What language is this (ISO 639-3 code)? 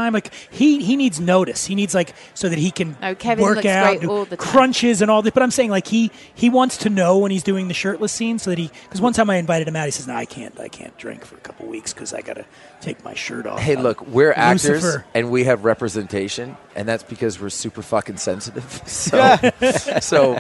eng